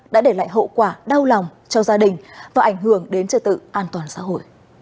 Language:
Vietnamese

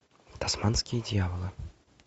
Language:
Russian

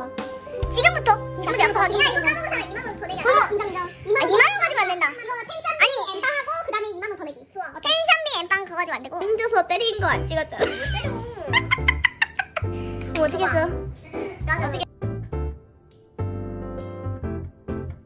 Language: Korean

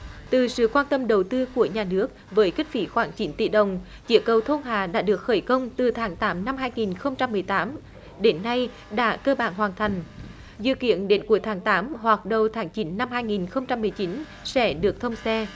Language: Vietnamese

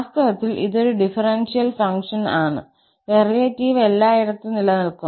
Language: Malayalam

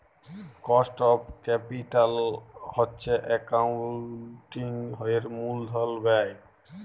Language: Bangla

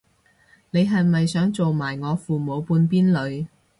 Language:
Cantonese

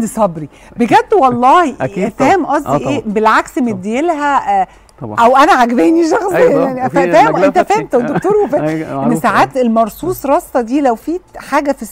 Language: Arabic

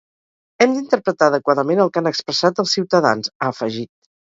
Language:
Catalan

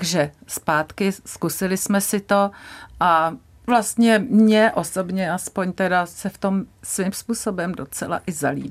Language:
Czech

